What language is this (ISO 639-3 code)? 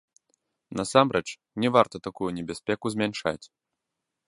bel